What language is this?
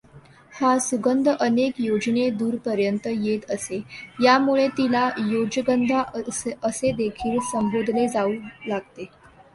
Marathi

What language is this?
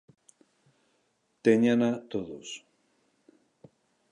Galician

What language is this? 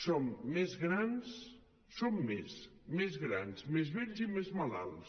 Catalan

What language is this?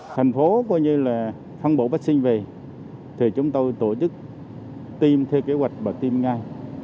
Vietnamese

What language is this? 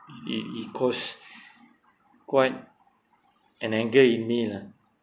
English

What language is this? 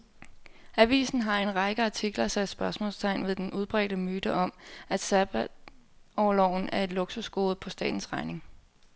Danish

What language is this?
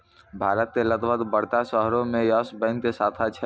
Maithili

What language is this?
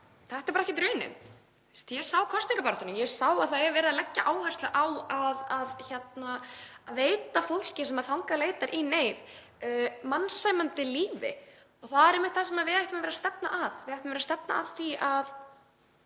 Icelandic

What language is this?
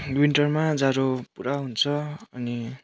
Nepali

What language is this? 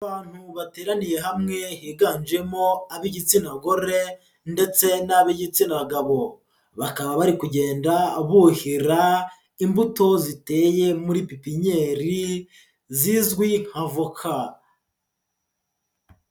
Kinyarwanda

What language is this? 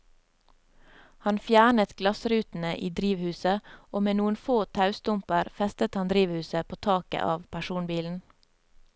Norwegian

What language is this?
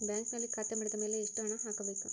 Kannada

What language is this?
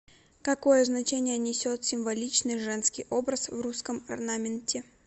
Russian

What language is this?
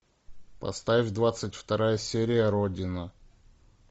Russian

